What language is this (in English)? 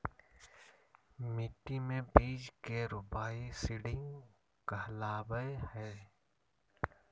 Magahi